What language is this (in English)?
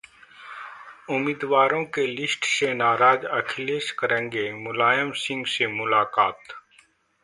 Hindi